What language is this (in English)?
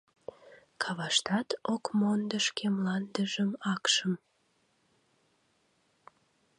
Mari